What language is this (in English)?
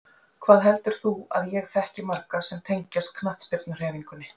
Icelandic